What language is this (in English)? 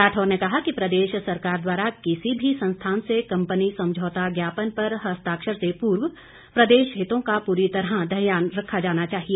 Hindi